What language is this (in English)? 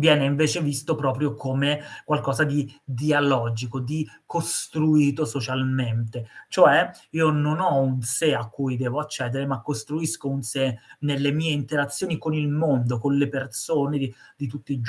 Italian